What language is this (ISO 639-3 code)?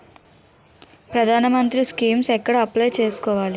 tel